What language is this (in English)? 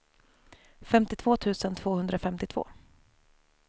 Swedish